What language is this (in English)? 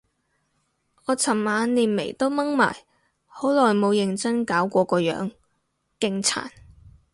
Cantonese